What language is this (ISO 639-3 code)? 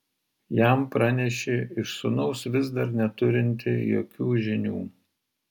lit